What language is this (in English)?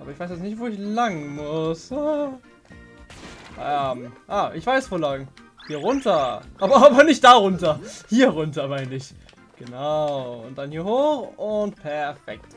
German